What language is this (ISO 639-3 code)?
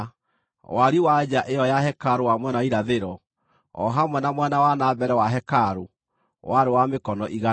kik